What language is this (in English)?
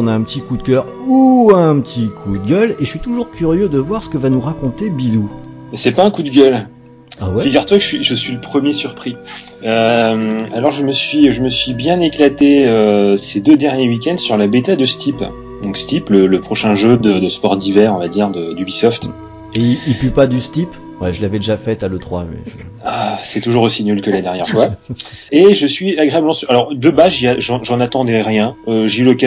French